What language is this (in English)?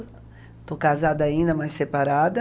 Portuguese